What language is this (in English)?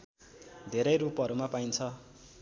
Nepali